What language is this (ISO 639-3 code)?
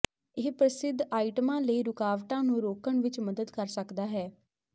pan